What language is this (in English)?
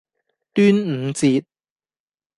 Cantonese